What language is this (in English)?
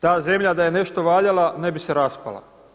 Croatian